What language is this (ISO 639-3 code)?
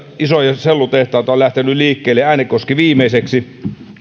fin